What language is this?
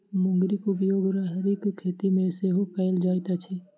Maithili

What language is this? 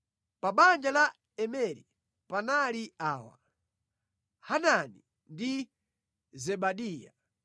Nyanja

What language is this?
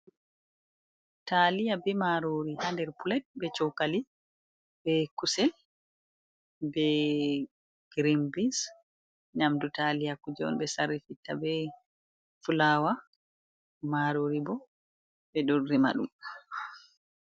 Fula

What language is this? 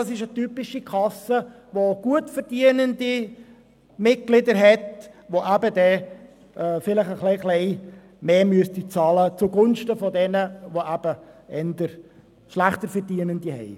Swiss German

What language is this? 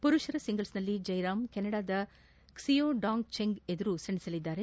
Kannada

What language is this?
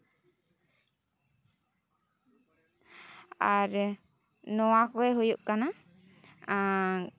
Santali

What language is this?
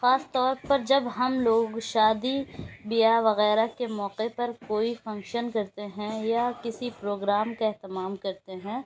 Urdu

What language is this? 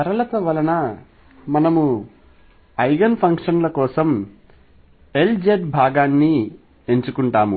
Telugu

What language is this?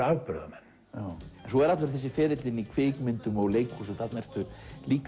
Icelandic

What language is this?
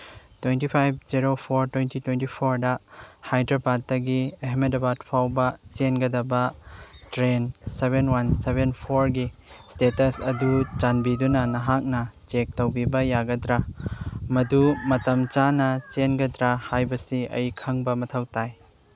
Manipuri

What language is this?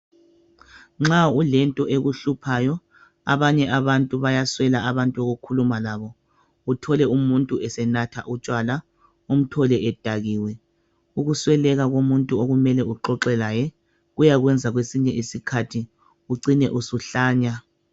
North Ndebele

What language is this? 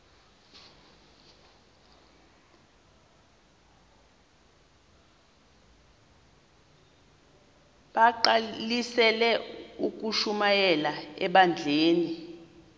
Xhosa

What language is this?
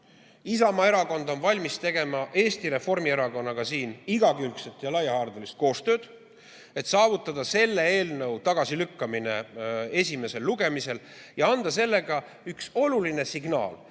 Estonian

